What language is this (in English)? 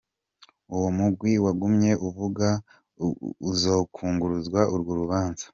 Kinyarwanda